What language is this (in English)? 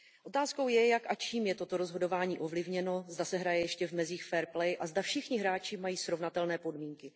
Czech